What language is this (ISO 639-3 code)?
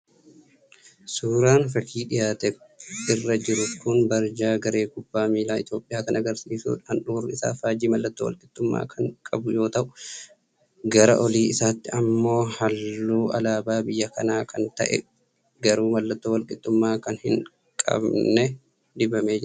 orm